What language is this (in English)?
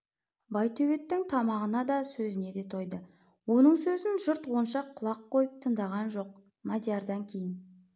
Kazakh